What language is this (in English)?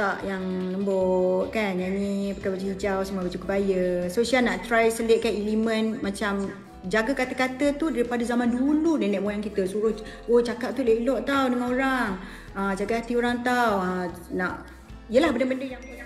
Malay